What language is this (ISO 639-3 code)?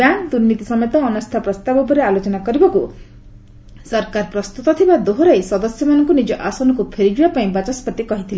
ori